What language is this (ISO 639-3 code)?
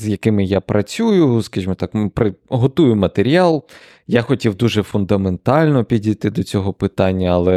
ukr